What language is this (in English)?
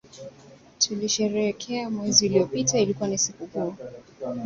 Swahili